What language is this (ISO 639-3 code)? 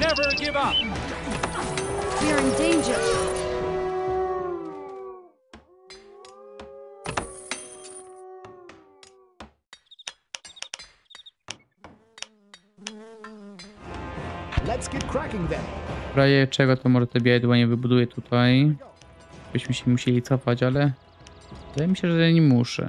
pol